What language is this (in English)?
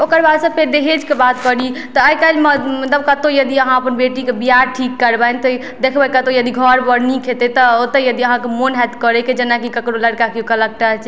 Maithili